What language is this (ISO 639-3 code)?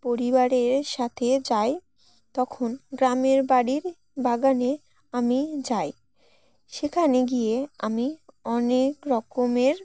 ben